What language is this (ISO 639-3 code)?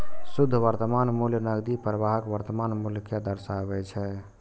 mai